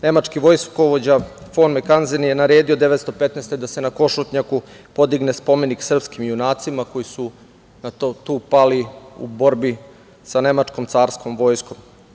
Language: Serbian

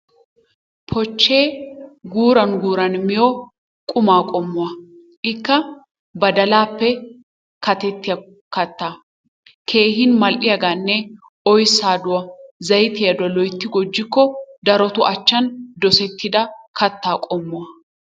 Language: Wolaytta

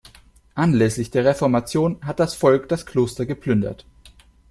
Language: German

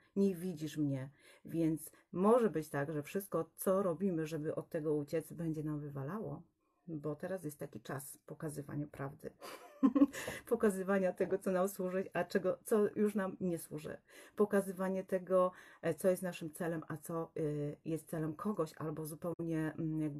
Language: Polish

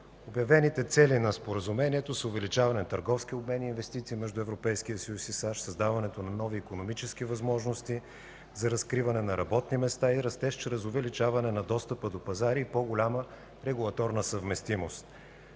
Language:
Bulgarian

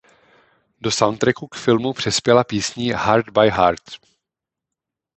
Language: Czech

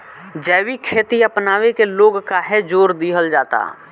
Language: Bhojpuri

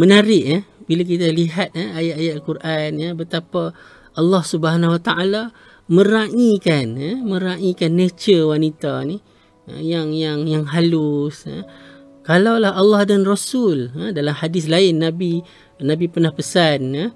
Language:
Malay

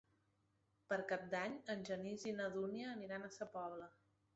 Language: Catalan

